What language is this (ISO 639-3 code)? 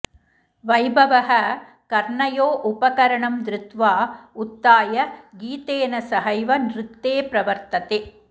san